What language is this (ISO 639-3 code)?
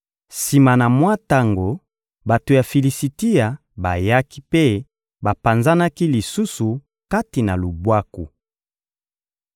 lin